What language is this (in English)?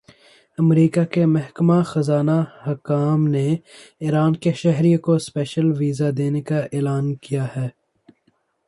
Urdu